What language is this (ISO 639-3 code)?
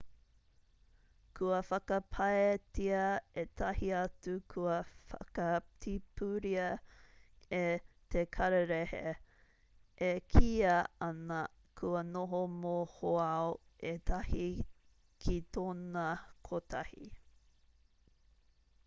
mri